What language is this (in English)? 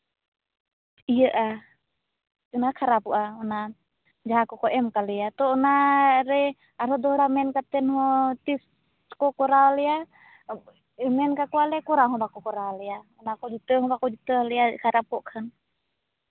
Santali